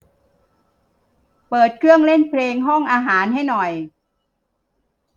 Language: Thai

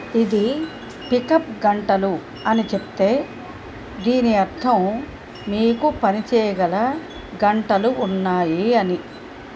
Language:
Telugu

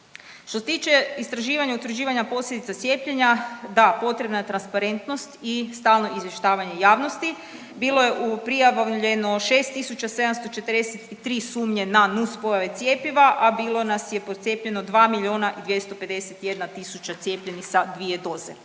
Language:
Croatian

